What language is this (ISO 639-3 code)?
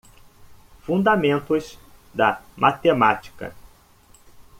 por